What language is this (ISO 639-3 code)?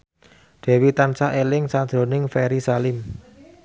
jav